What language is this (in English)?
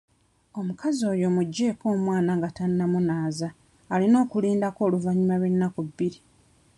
Ganda